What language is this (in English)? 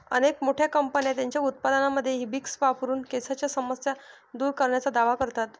Marathi